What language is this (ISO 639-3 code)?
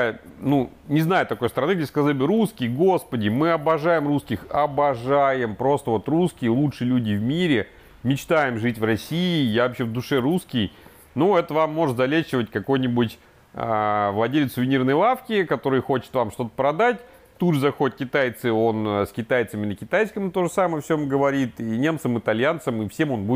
rus